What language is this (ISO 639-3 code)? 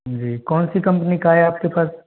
hin